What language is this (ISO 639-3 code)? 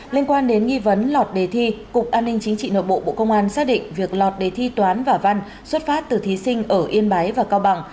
vie